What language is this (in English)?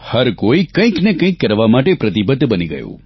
Gujarati